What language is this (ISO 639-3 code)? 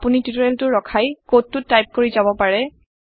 asm